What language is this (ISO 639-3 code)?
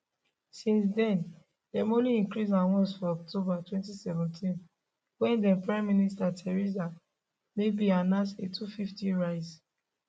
pcm